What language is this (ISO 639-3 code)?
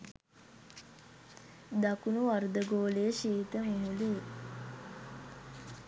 sin